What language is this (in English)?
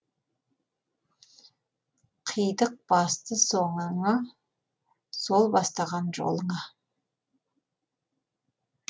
Kazakh